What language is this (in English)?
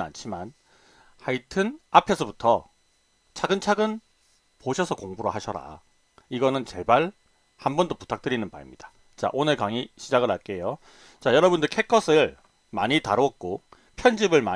Korean